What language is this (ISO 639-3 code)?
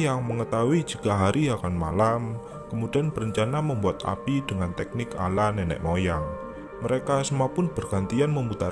ind